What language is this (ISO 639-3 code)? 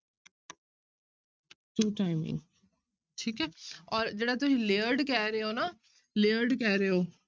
pan